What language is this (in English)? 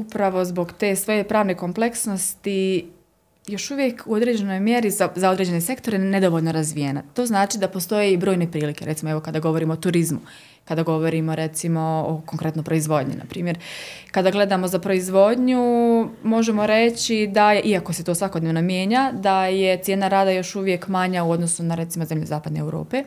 Croatian